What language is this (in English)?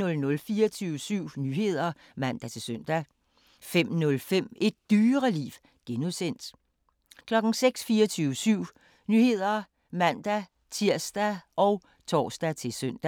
Danish